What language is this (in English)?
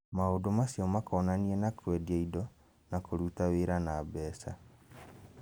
Kikuyu